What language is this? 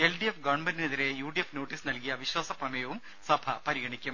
Malayalam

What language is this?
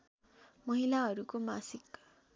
Nepali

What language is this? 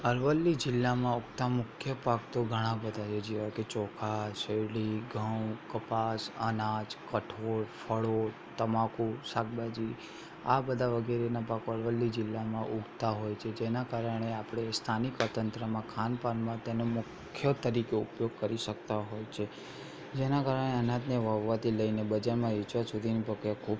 Gujarati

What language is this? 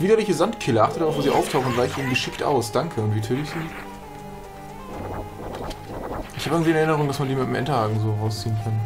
German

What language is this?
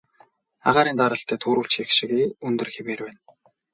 Mongolian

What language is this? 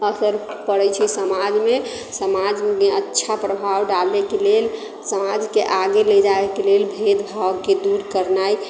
Maithili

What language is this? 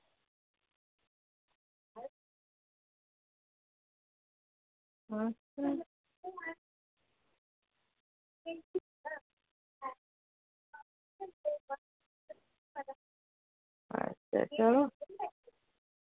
Dogri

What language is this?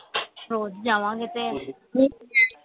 Punjabi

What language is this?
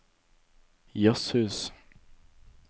Norwegian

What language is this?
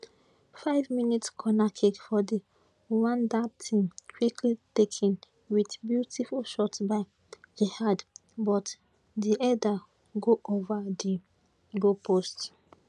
Nigerian Pidgin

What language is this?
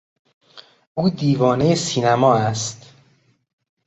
Persian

